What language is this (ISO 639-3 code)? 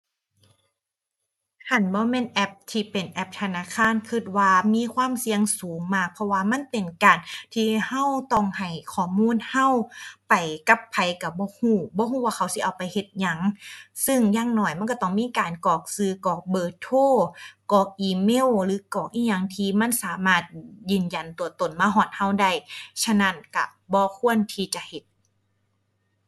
tha